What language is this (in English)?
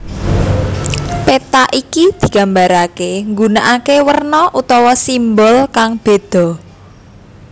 Javanese